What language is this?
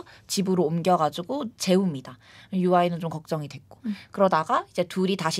Korean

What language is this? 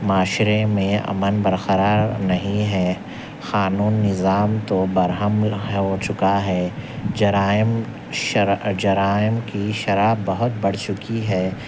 Urdu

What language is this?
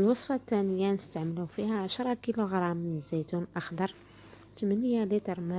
Arabic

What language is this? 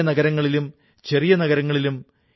Malayalam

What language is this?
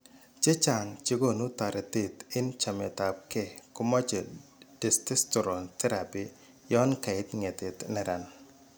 Kalenjin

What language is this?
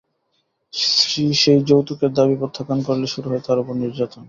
Bangla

